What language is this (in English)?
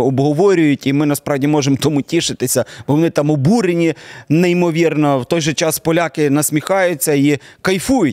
Ukrainian